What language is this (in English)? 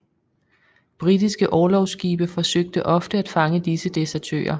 Danish